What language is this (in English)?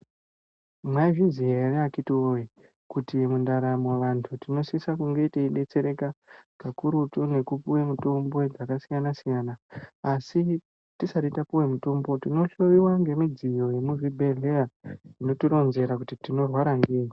Ndau